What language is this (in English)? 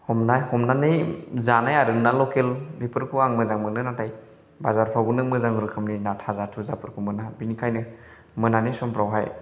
Bodo